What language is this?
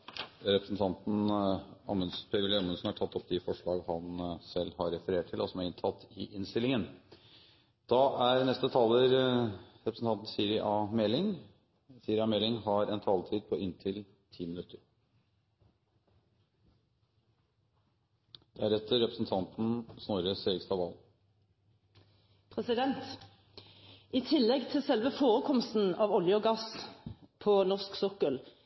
Norwegian Bokmål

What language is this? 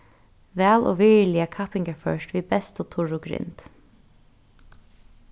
Faroese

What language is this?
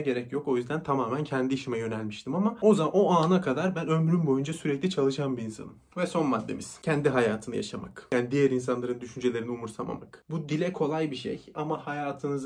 Turkish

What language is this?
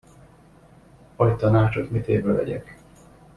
Hungarian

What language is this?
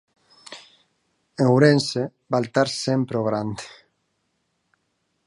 Galician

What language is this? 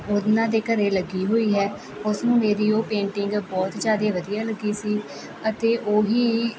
Punjabi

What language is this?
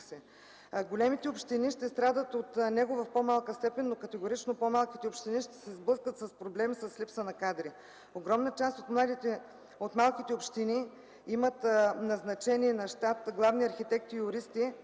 Bulgarian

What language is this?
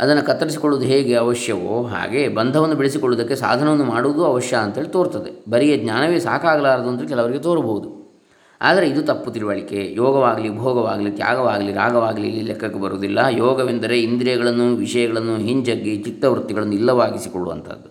Kannada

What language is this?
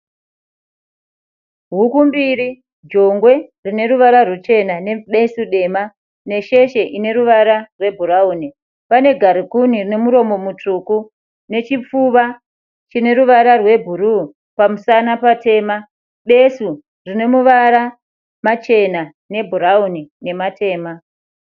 Shona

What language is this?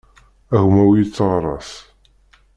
Kabyle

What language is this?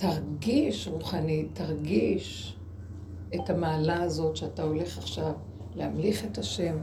Hebrew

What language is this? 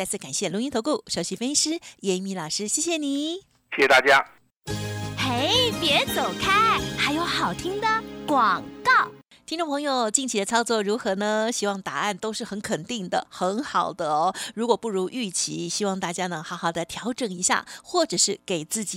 Chinese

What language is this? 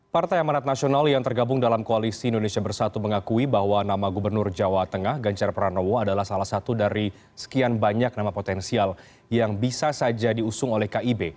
Indonesian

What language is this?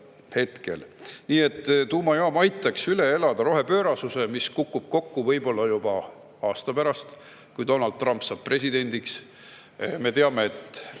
Estonian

